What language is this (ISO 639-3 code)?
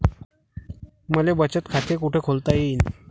mar